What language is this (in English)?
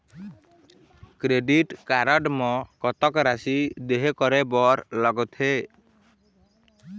Chhattisgarhi